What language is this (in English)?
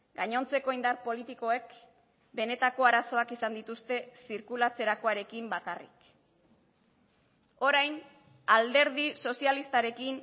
Basque